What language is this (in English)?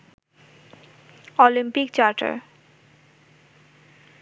Bangla